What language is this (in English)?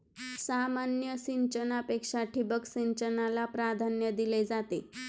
Marathi